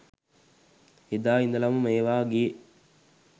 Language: Sinhala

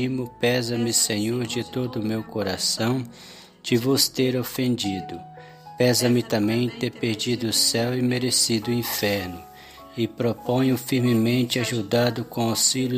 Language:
Portuguese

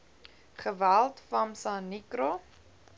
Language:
Afrikaans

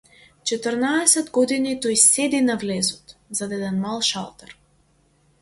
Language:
Macedonian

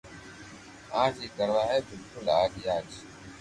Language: Loarki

